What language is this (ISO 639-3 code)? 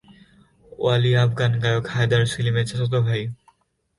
ben